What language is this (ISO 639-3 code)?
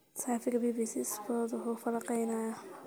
som